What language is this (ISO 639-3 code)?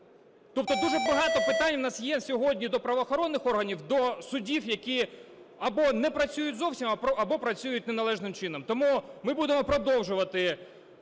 ukr